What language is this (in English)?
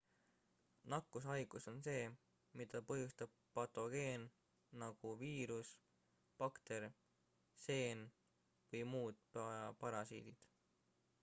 Estonian